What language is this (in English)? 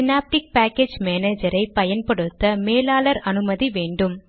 Tamil